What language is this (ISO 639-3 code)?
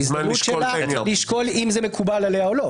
heb